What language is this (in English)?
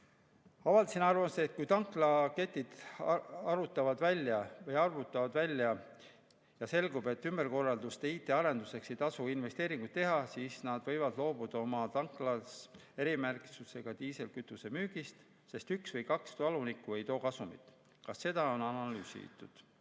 Estonian